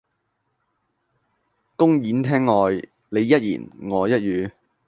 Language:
Cantonese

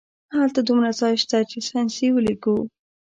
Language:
Pashto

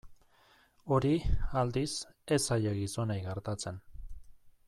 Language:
Basque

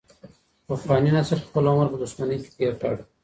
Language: Pashto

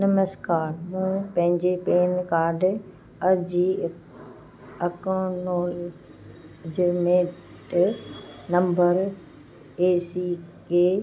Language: Sindhi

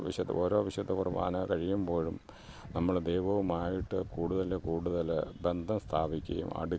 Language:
Malayalam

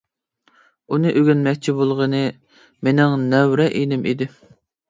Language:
Uyghur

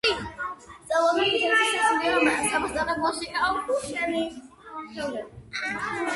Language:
Georgian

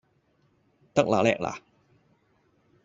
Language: Cantonese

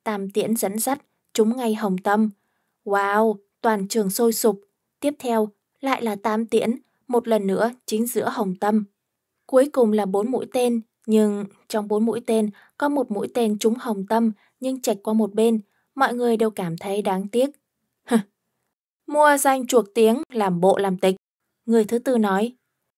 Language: Vietnamese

